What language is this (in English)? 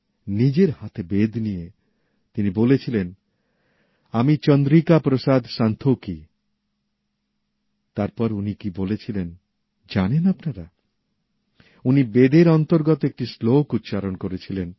Bangla